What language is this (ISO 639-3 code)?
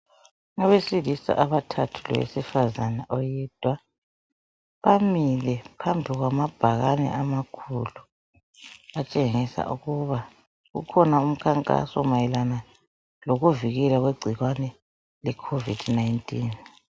nde